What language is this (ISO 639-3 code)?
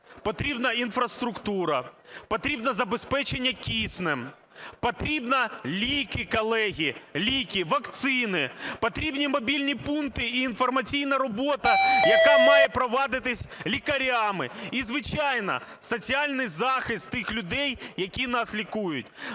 ukr